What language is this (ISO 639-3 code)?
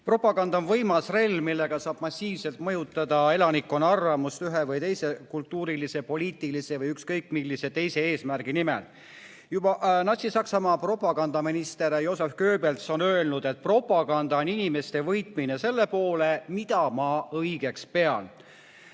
est